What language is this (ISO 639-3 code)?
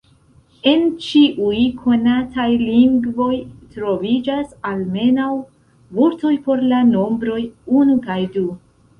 epo